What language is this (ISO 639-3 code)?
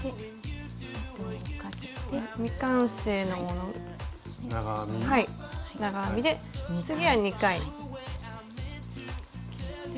jpn